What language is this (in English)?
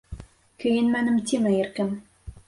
Bashkir